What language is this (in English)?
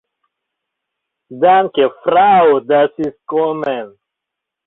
Mari